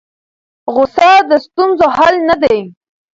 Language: Pashto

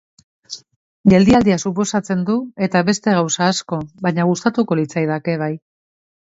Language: Basque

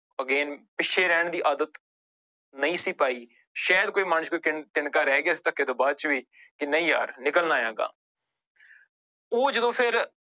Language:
Punjabi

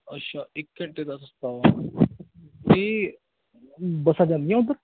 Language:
Punjabi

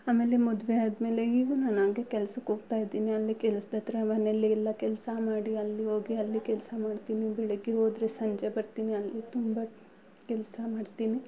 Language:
Kannada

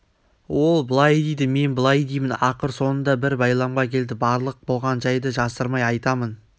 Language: Kazakh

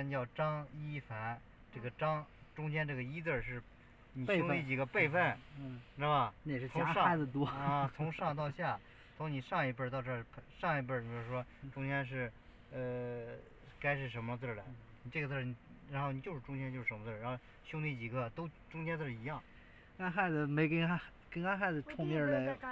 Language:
Chinese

